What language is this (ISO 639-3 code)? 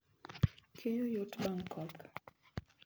luo